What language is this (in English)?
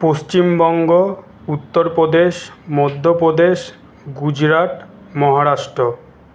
Bangla